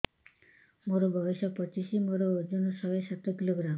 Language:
Odia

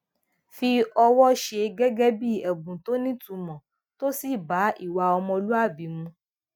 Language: Yoruba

